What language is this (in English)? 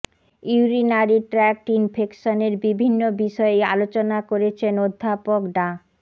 Bangla